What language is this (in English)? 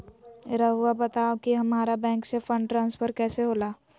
Magahi